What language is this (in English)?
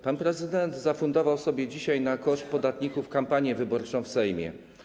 Polish